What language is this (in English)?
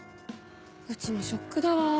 Japanese